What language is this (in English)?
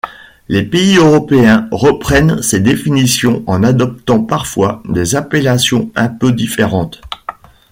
French